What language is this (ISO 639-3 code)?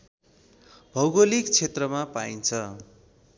nep